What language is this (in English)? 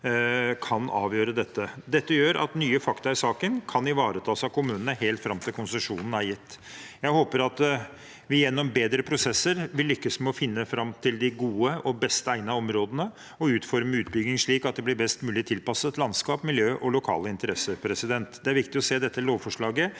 Norwegian